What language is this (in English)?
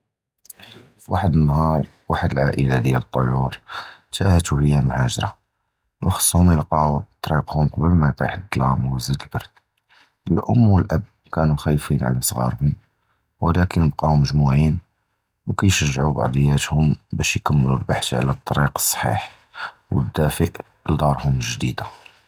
Judeo-Arabic